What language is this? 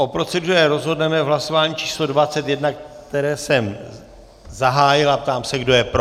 Czech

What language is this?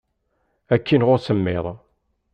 Kabyle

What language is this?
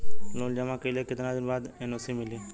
Bhojpuri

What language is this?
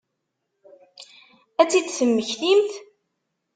Kabyle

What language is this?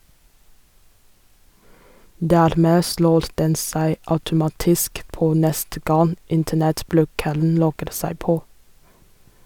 Norwegian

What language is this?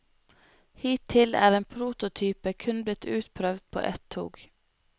Norwegian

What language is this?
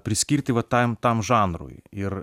Lithuanian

